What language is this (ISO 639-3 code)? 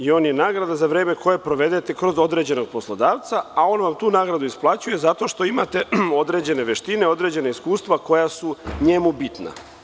srp